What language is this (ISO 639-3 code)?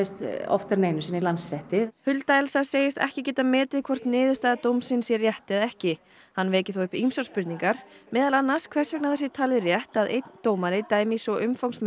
isl